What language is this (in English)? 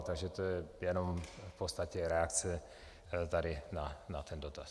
Czech